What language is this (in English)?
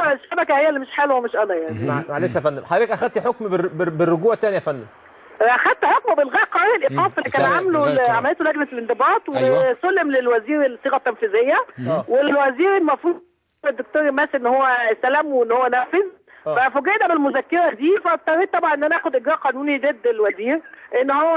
Arabic